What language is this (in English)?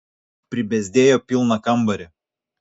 Lithuanian